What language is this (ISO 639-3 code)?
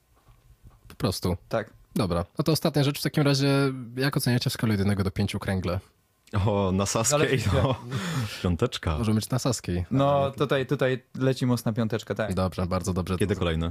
pol